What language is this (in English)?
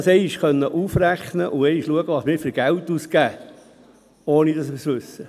Swiss German